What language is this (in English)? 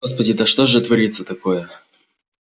Russian